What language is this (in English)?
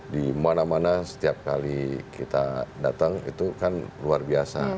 Indonesian